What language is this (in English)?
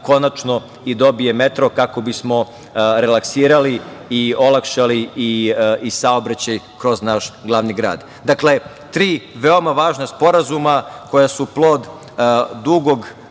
Serbian